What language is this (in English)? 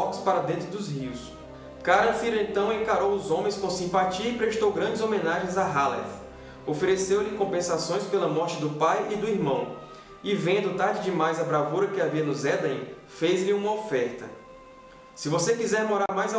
Portuguese